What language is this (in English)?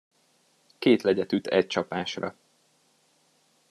Hungarian